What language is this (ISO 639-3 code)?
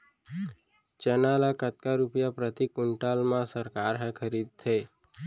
hne